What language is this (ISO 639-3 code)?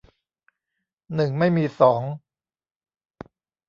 tha